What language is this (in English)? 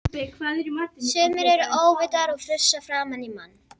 Icelandic